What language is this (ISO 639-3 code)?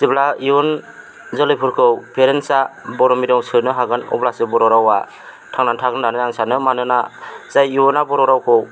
brx